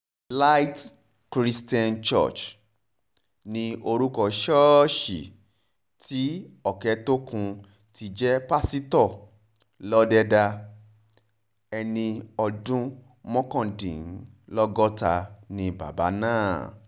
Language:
Yoruba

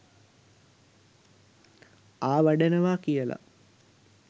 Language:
Sinhala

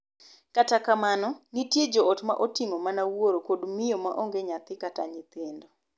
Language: Luo (Kenya and Tanzania)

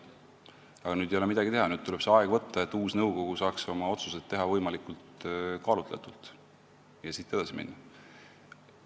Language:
Estonian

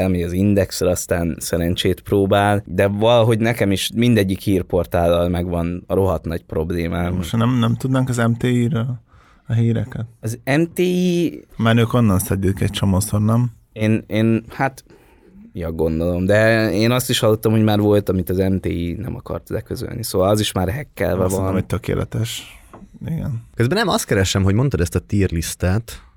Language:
Hungarian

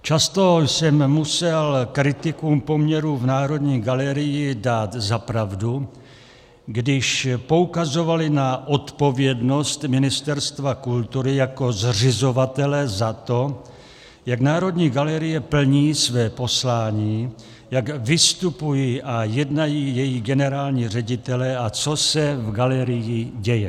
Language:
Czech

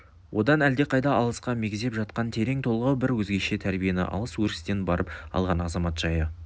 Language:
Kazakh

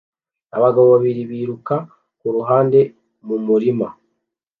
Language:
Kinyarwanda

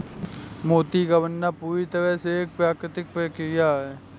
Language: Hindi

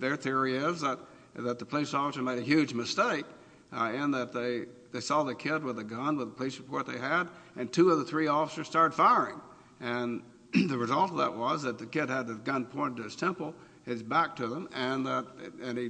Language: English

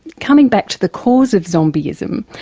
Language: English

